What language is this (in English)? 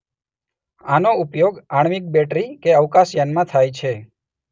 Gujarati